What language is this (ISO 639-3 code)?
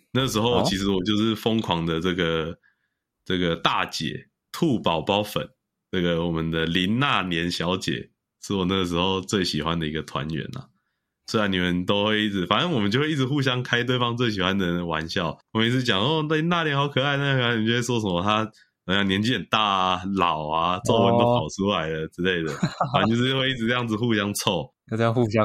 zho